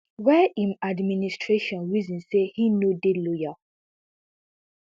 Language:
Nigerian Pidgin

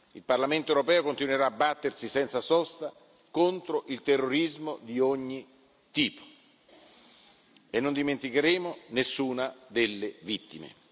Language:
Italian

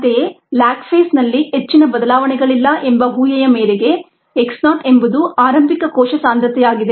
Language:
Kannada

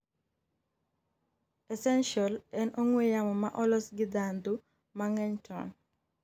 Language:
Luo (Kenya and Tanzania)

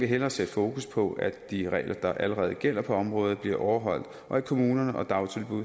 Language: Danish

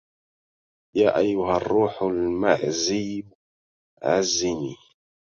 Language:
Arabic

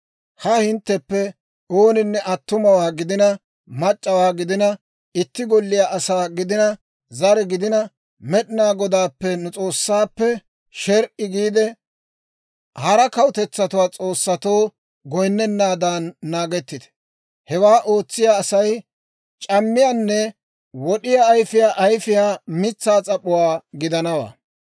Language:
Dawro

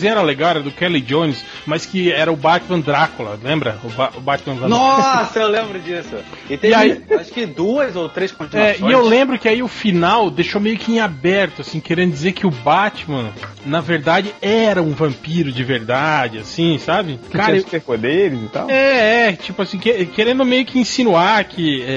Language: Portuguese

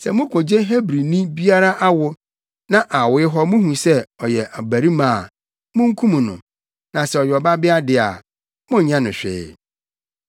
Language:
Akan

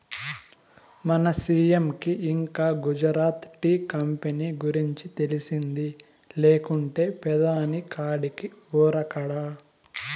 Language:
Telugu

